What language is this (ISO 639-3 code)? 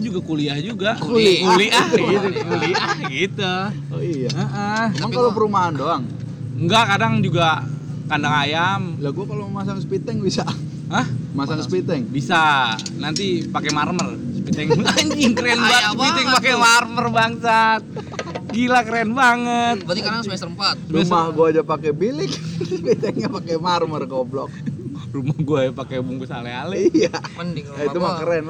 ind